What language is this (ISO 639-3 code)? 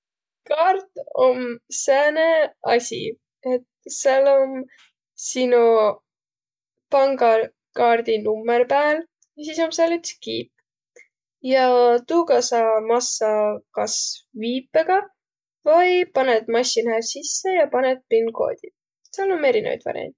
vro